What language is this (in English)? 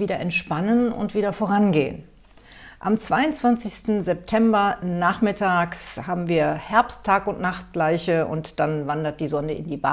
German